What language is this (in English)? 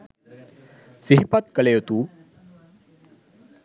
Sinhala